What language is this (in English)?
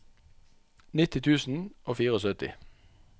Norwegian